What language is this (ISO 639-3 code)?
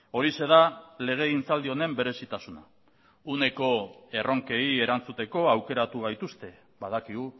eus